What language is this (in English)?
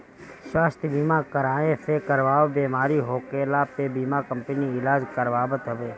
Bhojpuri